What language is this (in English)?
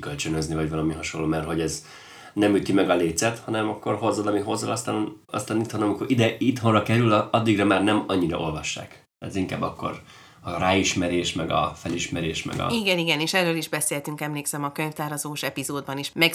Hungarian